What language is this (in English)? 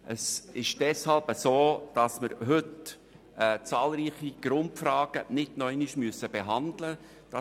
Swiss German